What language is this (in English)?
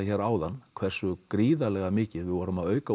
Icelandic